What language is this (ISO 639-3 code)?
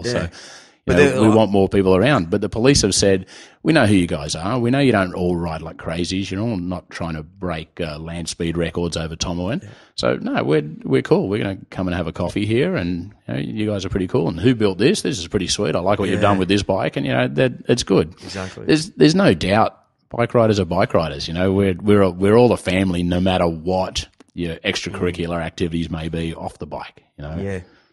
eng